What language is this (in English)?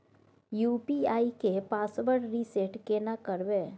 Maithili